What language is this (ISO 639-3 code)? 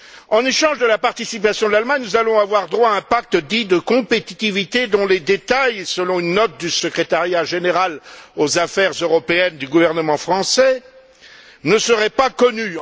fra